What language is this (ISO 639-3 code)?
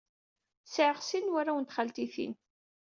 kab